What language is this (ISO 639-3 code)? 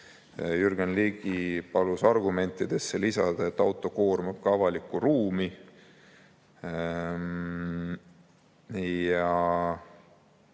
est